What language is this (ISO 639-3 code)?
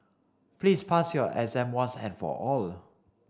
eng